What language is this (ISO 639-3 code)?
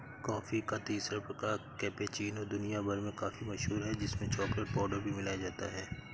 hin